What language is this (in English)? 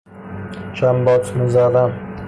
Persian